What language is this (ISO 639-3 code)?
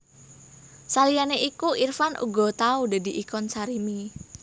jav